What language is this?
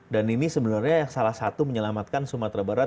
Indonesian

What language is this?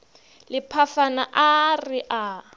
Northern Sotho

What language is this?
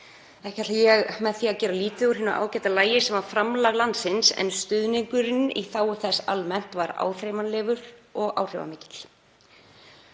Icelandic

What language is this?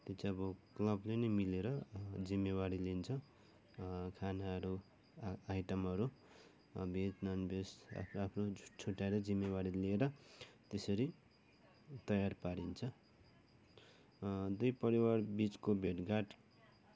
Nepali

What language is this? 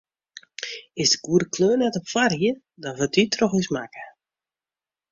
Western Frisian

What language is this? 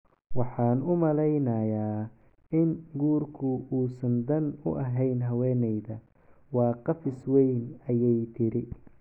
Somali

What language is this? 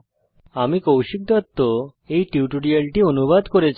Bangla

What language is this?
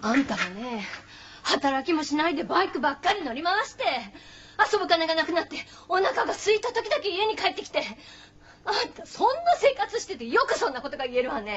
Japanese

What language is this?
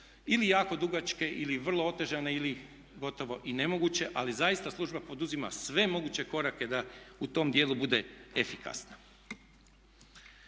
Croatian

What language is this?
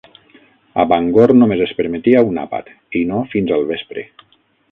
Catalan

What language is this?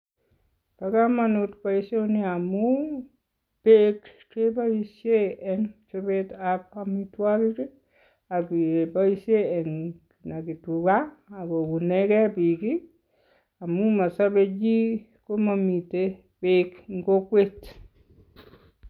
Kalenjin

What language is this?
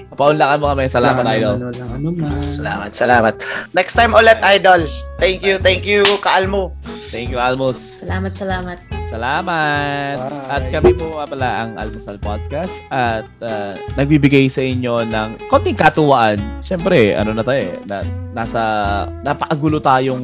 Filipino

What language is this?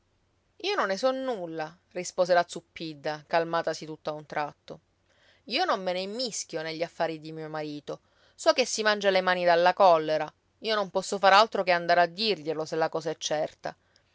Italian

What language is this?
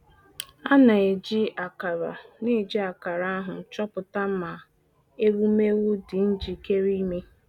Igbo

